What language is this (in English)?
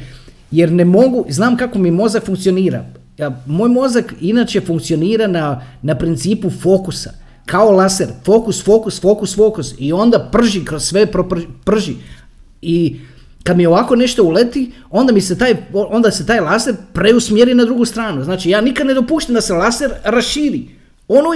Croatian